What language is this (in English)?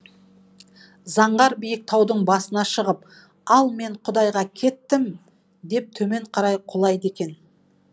Kazakh